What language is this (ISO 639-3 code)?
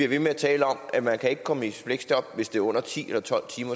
dan